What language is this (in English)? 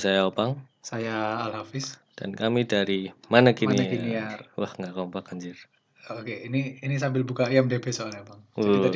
Indonesian